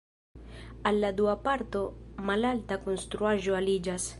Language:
Esperanto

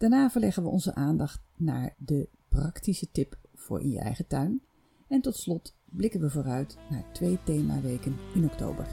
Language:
Dutch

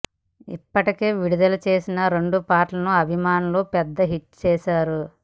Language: Telugu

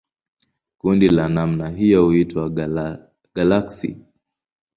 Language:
Swahili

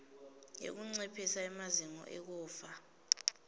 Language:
Swati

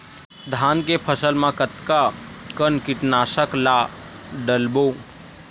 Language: Chhattisgarhi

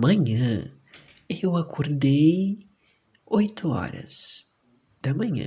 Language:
Portuguese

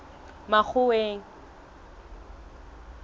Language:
Southern Sotho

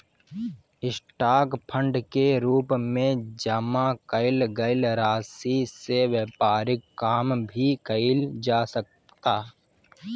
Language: Bhojpuri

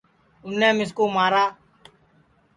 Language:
Sansi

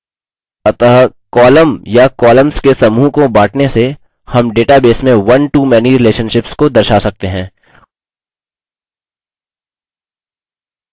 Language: Hindi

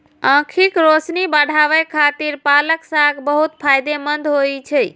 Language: Maithili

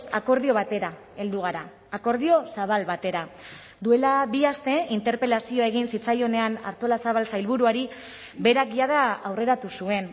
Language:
Basque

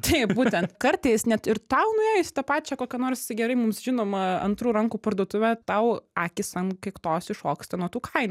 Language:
Lithuanian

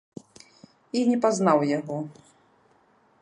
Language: Belarusian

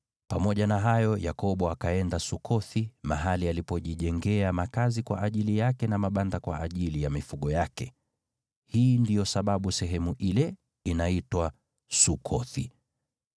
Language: Swahili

